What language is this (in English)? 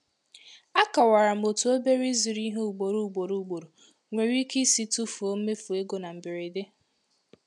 Igbo